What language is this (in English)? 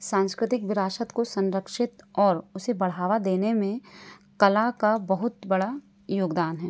Hindi